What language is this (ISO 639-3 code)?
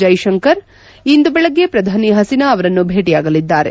kan